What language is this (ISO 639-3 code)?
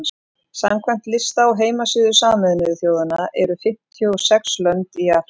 isl